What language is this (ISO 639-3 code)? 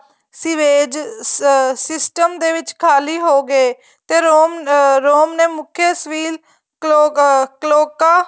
pan